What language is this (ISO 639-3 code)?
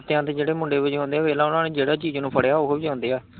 pan